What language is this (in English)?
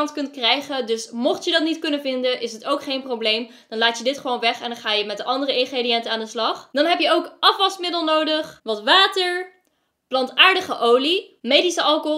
Dutch